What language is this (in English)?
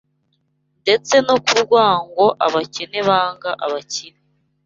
Kinyarwanda